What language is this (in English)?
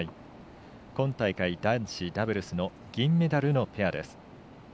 Japanese